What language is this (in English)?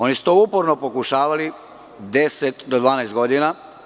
Serbian